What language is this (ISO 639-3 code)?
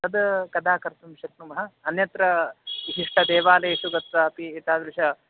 san